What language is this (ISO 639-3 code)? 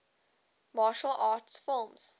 eng